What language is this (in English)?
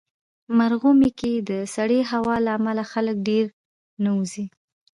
Pashto